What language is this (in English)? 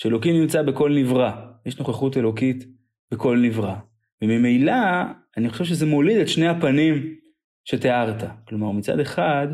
Hebrew